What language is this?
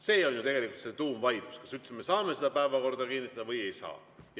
Estonian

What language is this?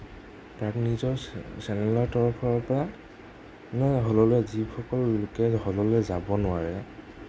Assamese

